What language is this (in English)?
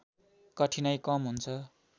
Nepali